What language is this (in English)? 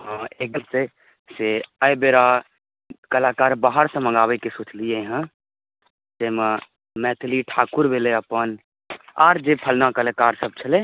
Maithili